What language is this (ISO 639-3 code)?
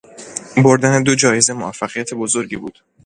fas